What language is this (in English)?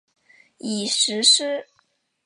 Chinese